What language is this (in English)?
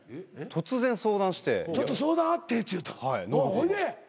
Japanese